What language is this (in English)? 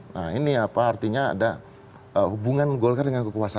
Indonesian